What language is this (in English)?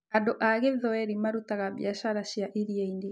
Kikuyu